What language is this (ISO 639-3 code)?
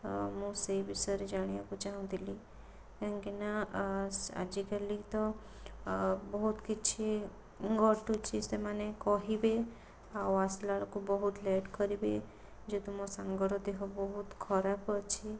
ori